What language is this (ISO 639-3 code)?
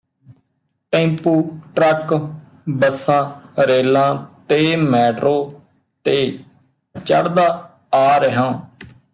pan